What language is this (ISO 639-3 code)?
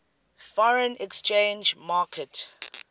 eng